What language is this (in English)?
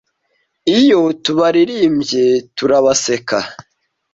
Kinyarwanda